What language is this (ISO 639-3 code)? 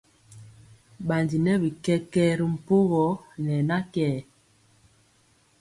mcx